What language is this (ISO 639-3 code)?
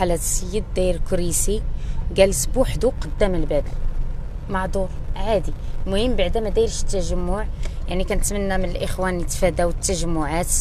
ara